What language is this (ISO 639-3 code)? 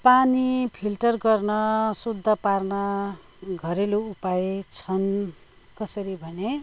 nep